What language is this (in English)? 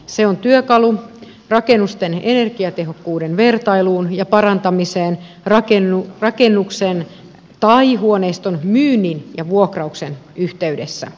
Finnish